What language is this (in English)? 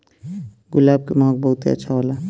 Bhojpuri